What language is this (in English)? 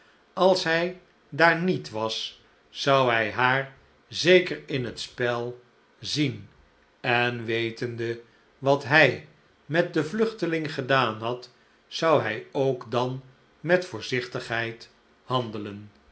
Dutch